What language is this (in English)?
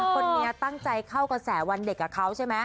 Thai